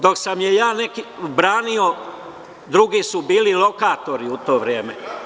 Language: Serbian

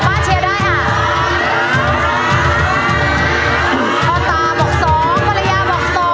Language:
Thai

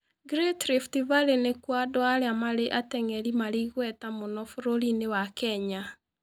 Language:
Kikuyu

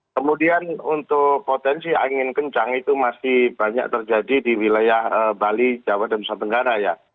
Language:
Indonesian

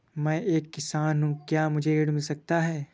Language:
Hindi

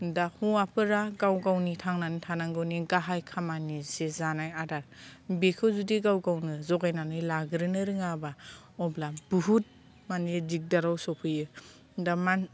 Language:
Bodo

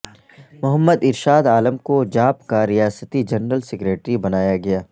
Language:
Urdu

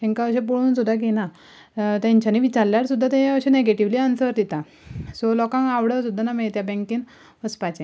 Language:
Konkani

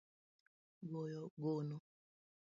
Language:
Luo (Kenya and Tanzania)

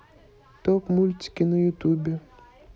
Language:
Russian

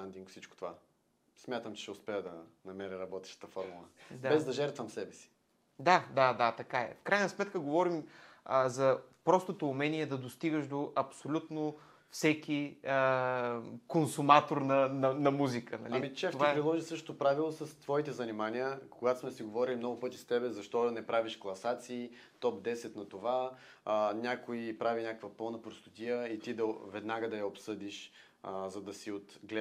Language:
Bulgarian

